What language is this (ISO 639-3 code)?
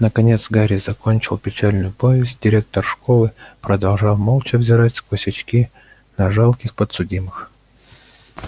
rus